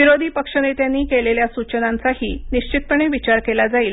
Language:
Marathi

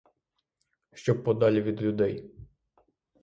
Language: Ukrainian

